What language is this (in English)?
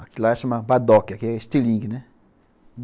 Portuguese